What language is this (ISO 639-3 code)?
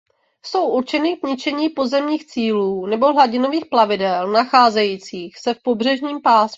ces